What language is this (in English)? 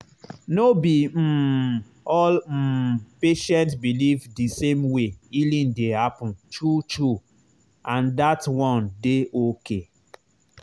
Nigerian Pidgin